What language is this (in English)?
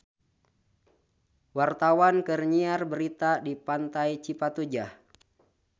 Sundanese